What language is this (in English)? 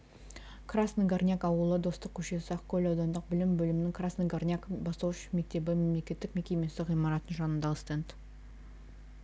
Kazakh